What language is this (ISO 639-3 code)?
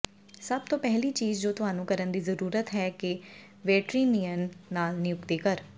pan